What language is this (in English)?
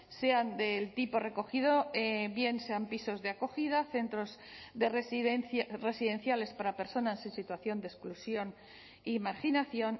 Spanish